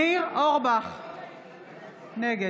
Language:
Hebrew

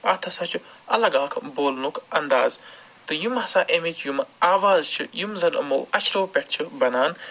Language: Kashmiri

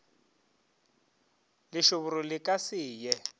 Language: Northern Sotho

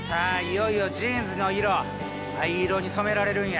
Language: Japanese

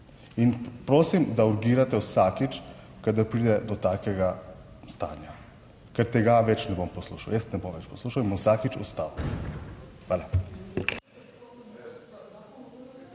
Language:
Slovenian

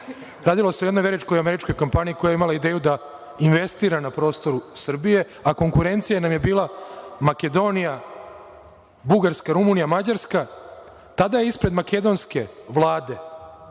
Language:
Serbian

